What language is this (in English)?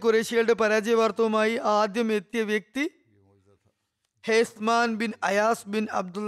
Malayalam